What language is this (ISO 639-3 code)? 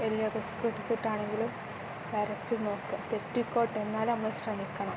mal